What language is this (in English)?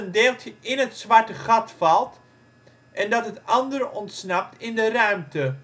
Dutch